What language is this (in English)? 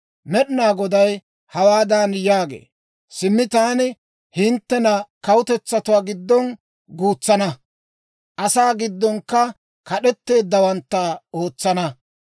Dawro